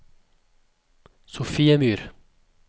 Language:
Norwegian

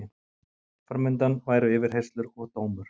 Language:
Icelandic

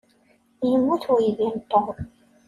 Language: Kabyle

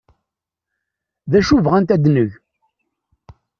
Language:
Kabyle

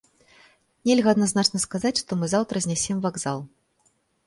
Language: Belarusian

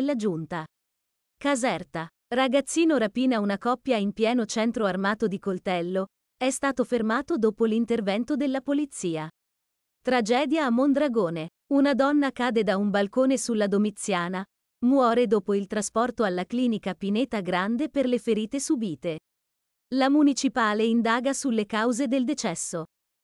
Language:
Italian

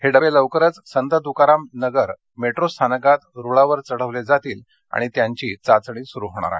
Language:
Marathi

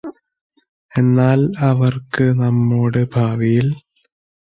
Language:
Malayalam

